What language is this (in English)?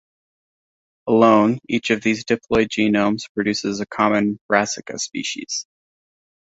English